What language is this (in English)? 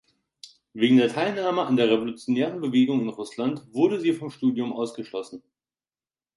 German